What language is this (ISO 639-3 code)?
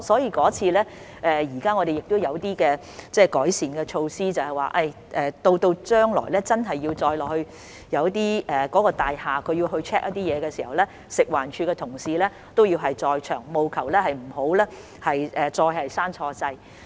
yue